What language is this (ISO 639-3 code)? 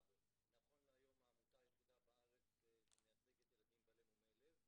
heb